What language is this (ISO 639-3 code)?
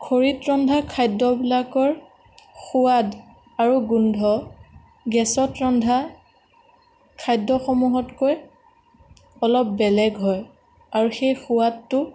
asm